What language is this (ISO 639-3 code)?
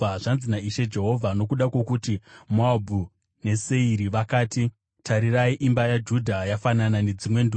sna